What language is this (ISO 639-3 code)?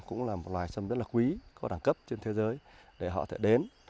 vie